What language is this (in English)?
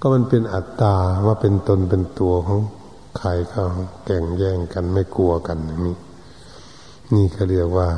Thai